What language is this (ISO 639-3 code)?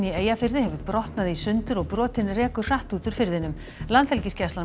isl